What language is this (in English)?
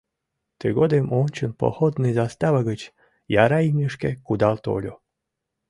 Mari